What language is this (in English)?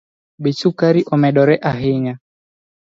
Luo (Kenya and Tanzania)